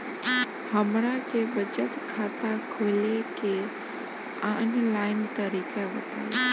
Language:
Bhojpuri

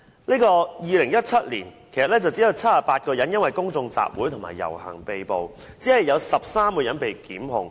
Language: Cantonese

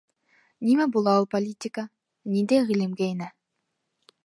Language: Bashkir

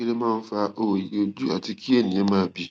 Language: Yoruba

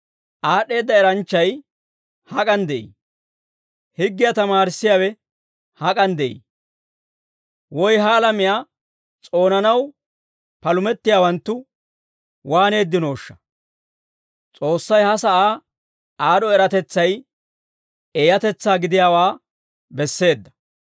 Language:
Dawro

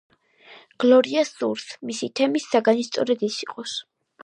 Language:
Georgian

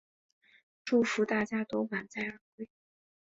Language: Chinese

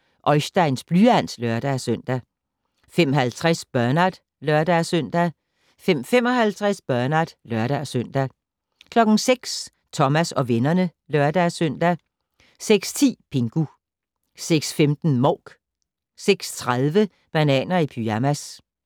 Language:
Danish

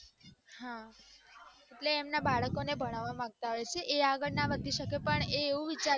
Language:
Gujarati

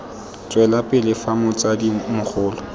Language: Tswana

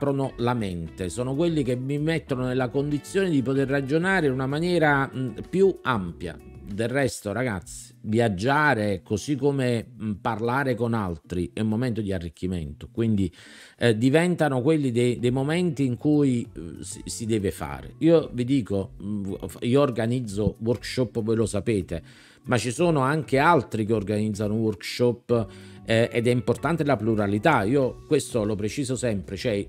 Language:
Italian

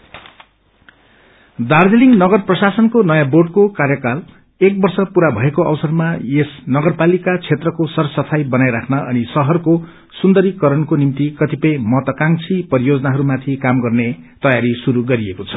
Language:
Nepali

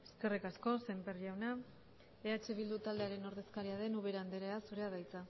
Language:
Basque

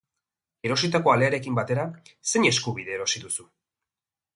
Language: Basque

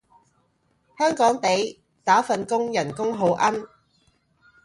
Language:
Cantonese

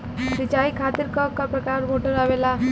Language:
Bhojpuri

